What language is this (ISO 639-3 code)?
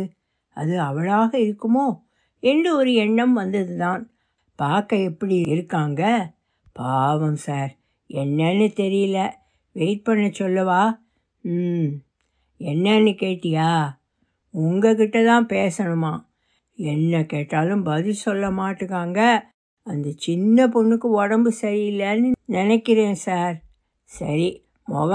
tam